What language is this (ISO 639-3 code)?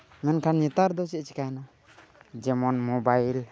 sat